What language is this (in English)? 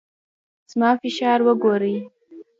Pashto